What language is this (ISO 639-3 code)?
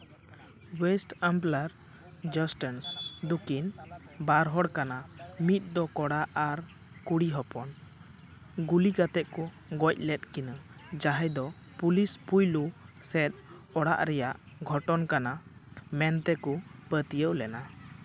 sat